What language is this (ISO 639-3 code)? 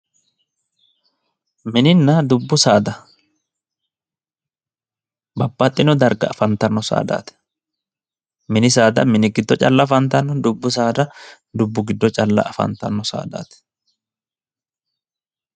sid